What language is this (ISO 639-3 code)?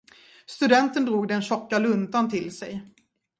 swe